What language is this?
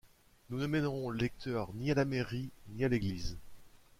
French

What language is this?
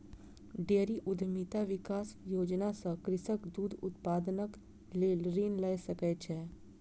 Maithili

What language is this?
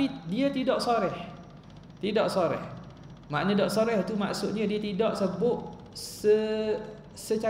Malay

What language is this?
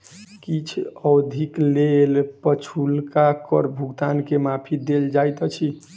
Maithili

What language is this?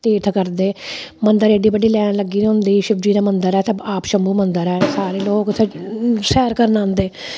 Dogri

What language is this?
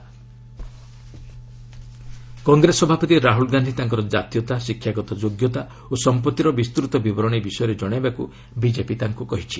Odia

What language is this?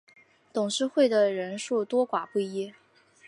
Chinese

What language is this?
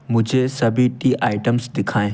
Hindi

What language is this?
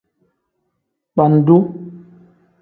Tem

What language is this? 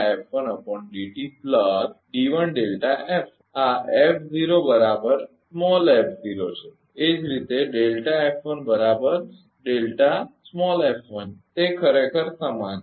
Gujarati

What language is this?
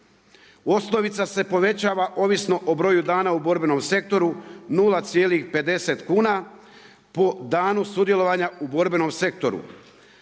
Croatian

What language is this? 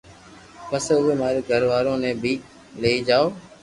Loarki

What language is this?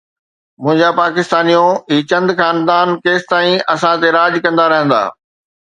Sindhi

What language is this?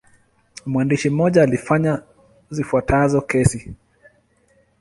Swahili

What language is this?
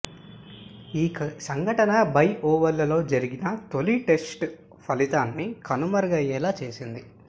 Telugu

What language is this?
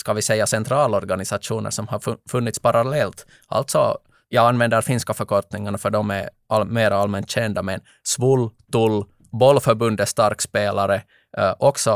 Swedish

